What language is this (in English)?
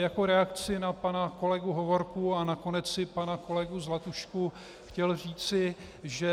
Czech